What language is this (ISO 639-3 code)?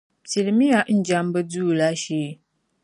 dag